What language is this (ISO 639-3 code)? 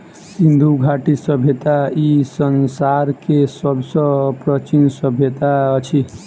mai